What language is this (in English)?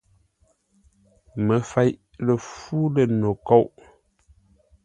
Ngombale